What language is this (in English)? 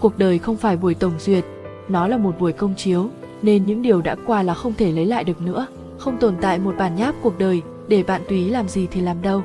Vietnamese